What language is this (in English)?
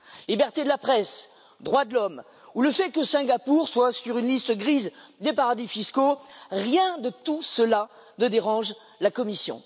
French